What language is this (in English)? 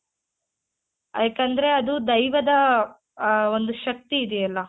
Kannada